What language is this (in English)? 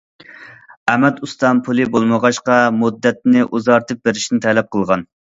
Uyghur